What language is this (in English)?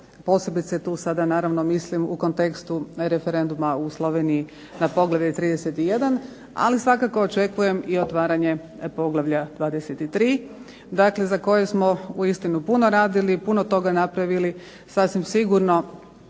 Croatian